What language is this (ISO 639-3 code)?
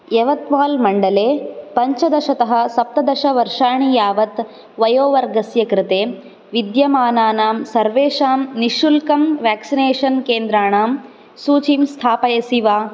san